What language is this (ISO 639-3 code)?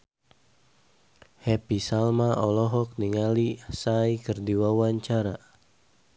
sun